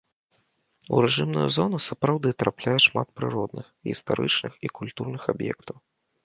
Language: Belarusian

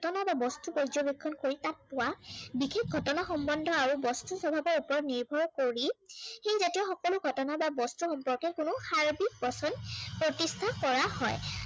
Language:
Assamese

